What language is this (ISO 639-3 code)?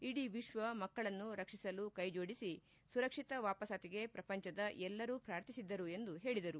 kan